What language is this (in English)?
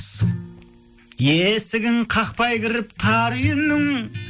Kazakh